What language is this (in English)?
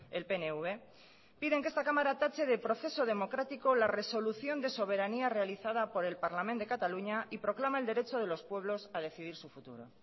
Spanish